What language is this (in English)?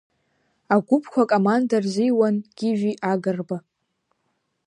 Abkhazian